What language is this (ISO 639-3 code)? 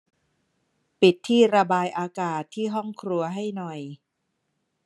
tha